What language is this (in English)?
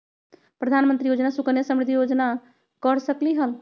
Magahi